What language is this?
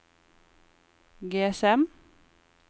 Norwegian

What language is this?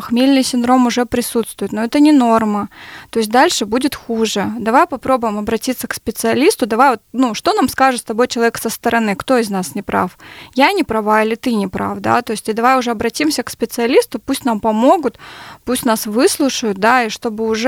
Russian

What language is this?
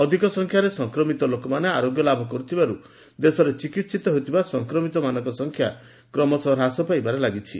Odia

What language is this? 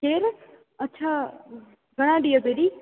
Sindhi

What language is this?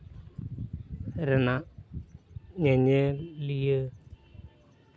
Santali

